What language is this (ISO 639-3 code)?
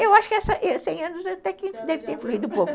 por